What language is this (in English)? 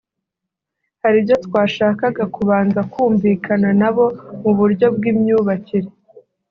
Kinyarwanda